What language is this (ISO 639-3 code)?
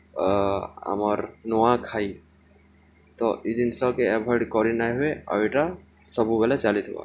ori